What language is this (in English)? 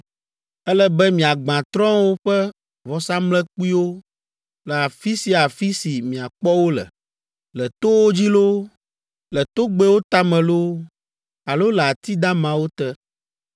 Ewe